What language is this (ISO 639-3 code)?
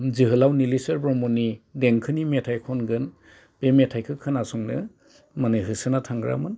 brx